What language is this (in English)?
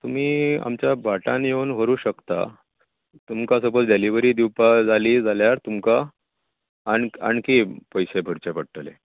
Konkani